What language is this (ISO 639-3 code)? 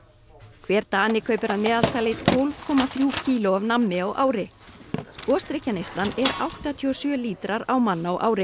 isl